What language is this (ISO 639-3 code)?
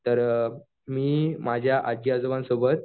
mar